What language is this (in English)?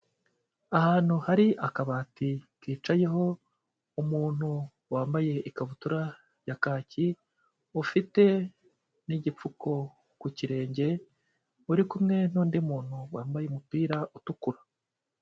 Kinyarwanda